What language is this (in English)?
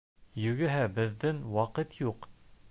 Bashkir